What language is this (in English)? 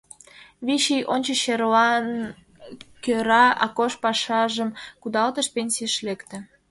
Mari